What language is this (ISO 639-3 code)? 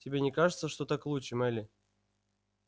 rus